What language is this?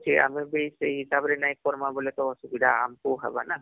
Odia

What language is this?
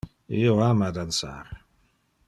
Interlingua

